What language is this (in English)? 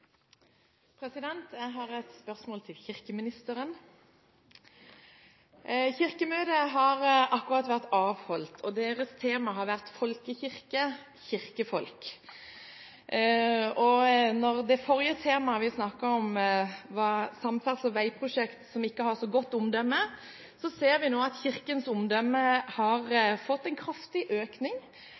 Norwegian